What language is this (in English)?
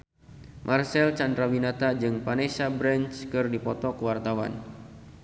Sundanese